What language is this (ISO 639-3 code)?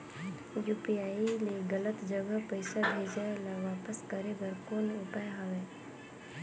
hne